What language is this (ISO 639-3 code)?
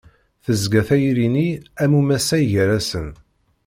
kab